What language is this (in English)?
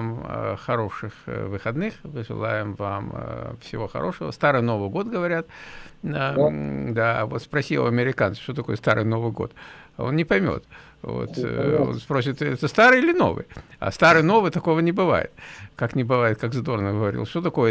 Russian